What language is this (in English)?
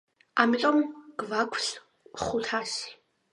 Georgian